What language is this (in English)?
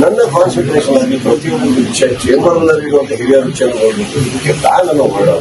Kannada